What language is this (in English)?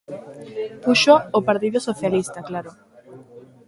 Galician